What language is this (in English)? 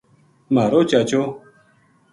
Gujari